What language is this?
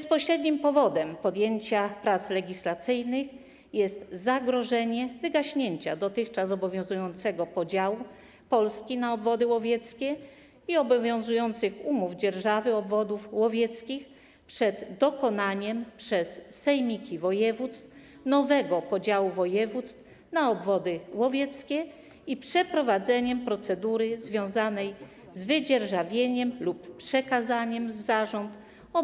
Polish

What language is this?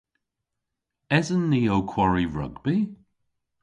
Cornish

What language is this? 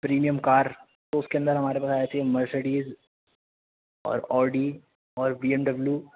Urdu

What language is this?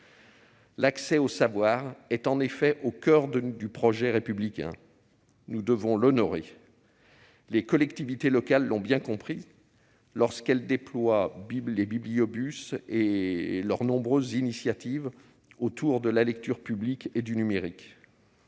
French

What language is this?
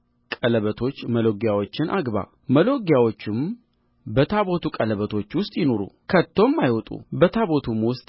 Amharic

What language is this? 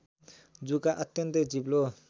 Nepali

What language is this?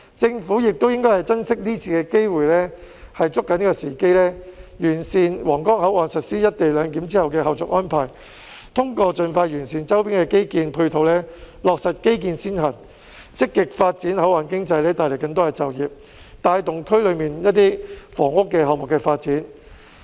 Cantonese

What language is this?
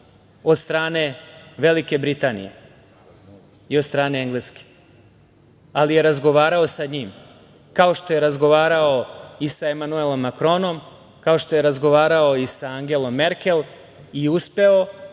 Serbian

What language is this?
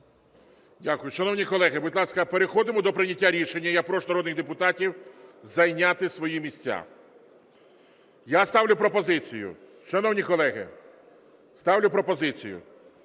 Ukrainian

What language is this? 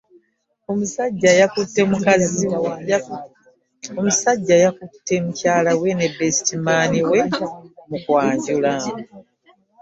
Ganda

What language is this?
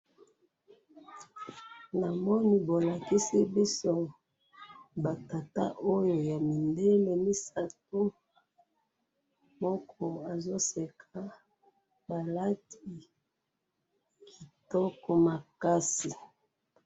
Lingala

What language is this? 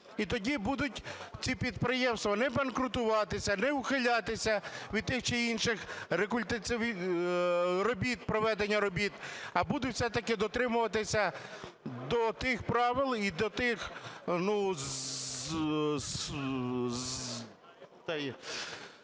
Ukrainian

